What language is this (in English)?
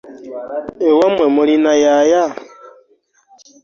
Ganda